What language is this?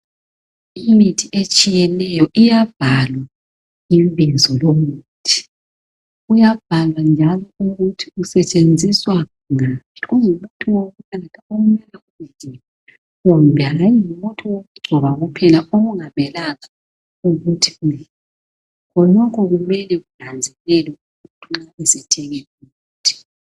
North Ndebele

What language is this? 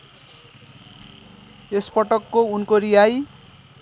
Nepali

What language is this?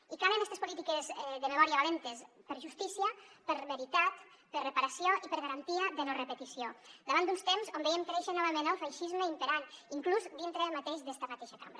Catalan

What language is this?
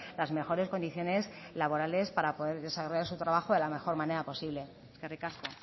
Spanish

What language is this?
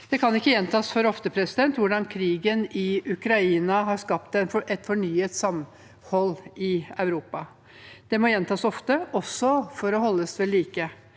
Norwegian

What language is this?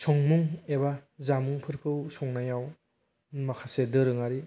Bodo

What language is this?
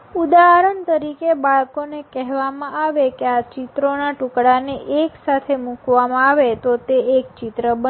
Gujarati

